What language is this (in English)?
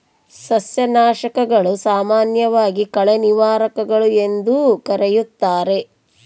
Kannada